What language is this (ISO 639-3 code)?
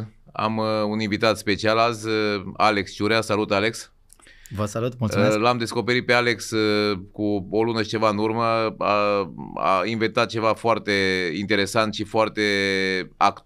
ron